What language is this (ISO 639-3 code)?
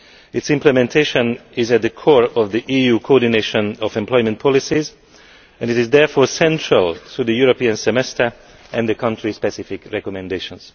eng